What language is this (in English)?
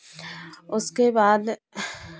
Hindi